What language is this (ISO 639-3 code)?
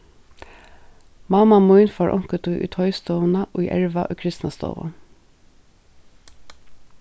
fao